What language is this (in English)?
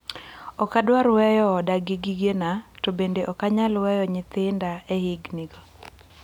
Luo (Kenya and Tanzania)